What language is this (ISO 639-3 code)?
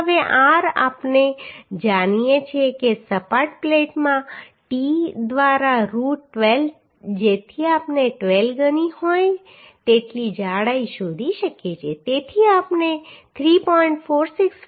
guj